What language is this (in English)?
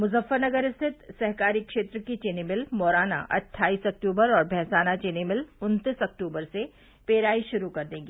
Hindi